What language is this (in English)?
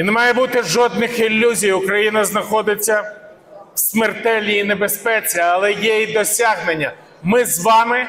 Ukrainian